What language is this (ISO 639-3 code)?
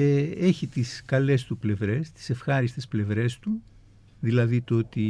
ell